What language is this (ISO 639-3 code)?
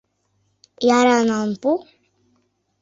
chm